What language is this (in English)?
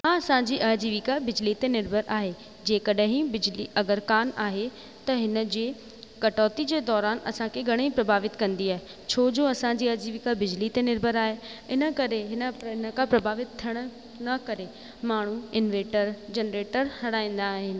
Sindhi